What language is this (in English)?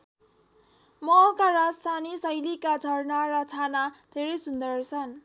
Nepali